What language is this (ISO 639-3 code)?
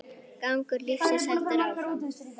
isl